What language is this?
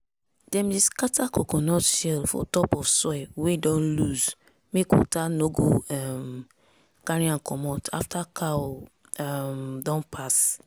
Nigerian Pidgin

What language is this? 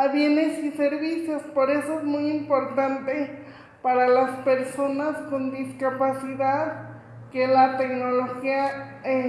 Spanish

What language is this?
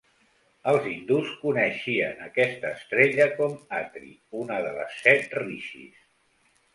Catalan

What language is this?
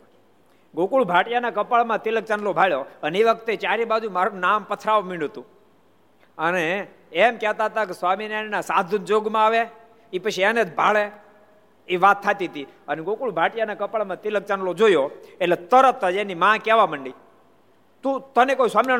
Gujarati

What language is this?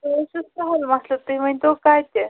Kashmiri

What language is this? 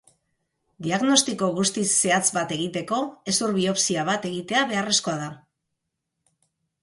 Basque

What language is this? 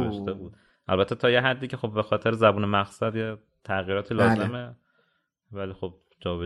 Persian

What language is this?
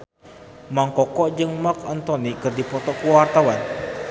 Sundanese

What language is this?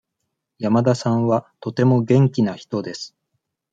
Japanese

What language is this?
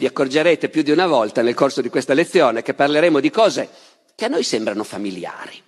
Italian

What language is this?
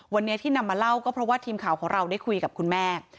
Thai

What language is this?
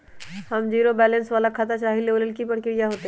Magahi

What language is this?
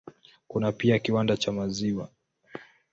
Swahili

